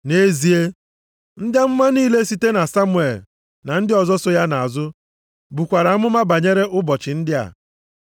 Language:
Igbo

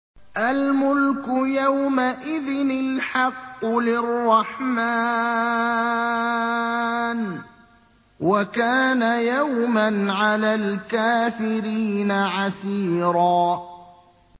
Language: Arabic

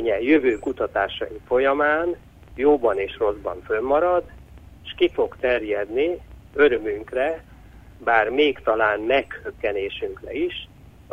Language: Hungarian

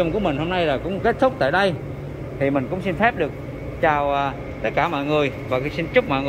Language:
Vietnamese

